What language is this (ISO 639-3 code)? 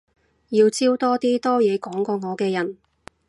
yue